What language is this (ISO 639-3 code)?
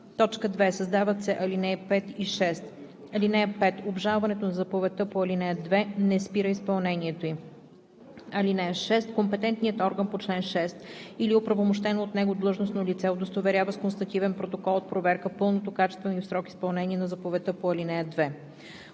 bul